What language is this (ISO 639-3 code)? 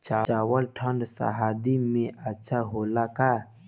bho